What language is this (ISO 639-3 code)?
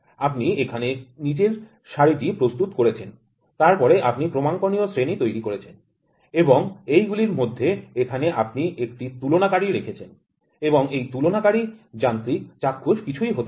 ben